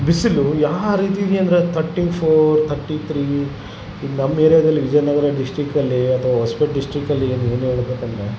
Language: Kannada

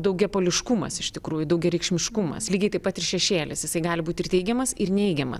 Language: Lithuanian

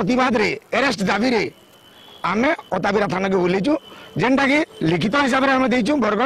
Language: Hindi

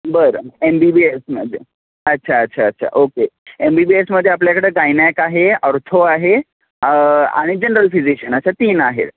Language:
Marathi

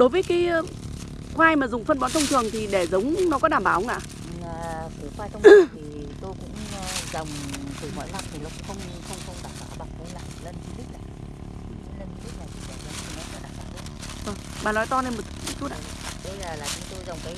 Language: Vietnamese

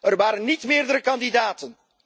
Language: Dutch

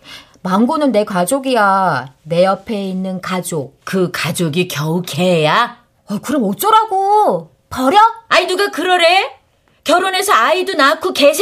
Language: Korean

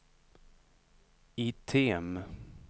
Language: Swedish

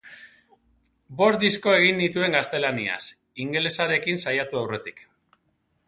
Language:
Basque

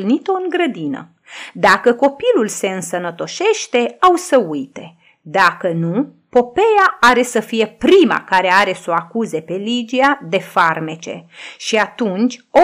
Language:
Romanian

